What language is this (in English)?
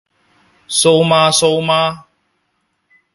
Cantonese